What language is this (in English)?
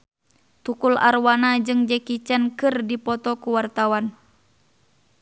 Sundanese